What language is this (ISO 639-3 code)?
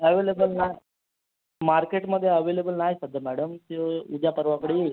mar